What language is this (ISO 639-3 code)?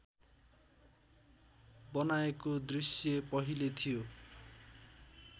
nep